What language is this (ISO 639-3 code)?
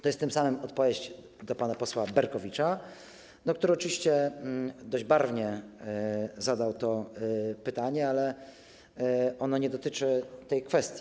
pol